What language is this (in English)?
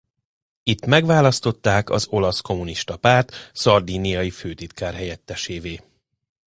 Hungarian